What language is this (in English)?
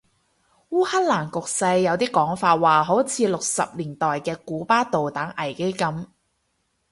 Cantonese